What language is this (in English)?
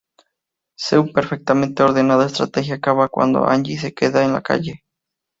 Spanish